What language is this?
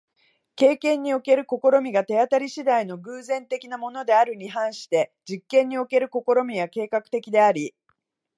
Japanese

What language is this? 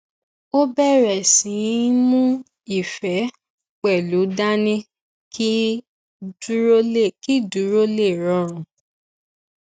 Yoruba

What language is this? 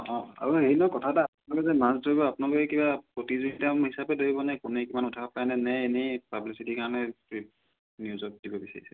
Assamese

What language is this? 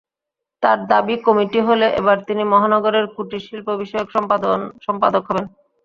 Bangla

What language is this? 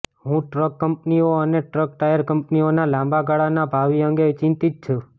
Gujarati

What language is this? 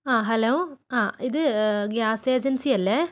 Malayalam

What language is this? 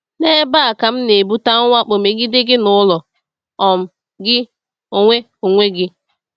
Igbo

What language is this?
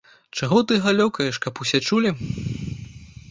Belarusian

